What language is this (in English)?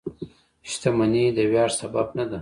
Pashto